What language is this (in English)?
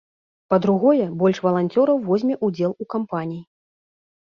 Belarusian